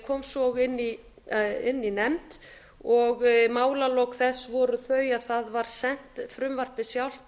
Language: Icelandic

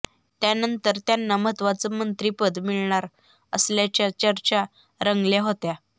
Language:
Marathi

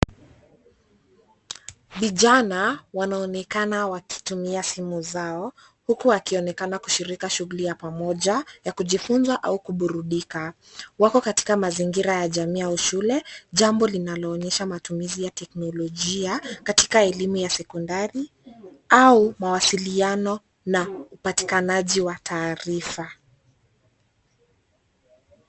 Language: Swahili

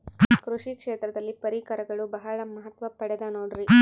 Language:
Kannada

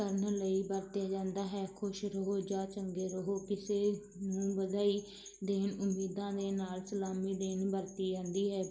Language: Punjabi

